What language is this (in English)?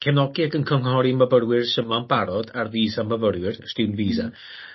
Welsh